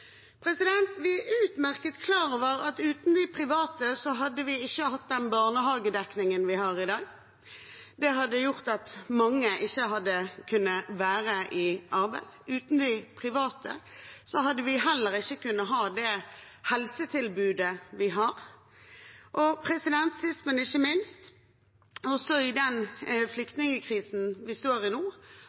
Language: Norwegian Bokmål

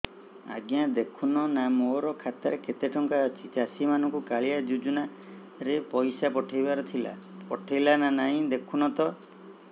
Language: Odia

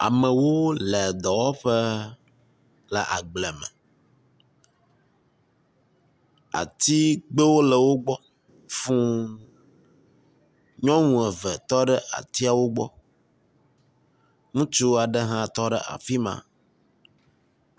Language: Ewe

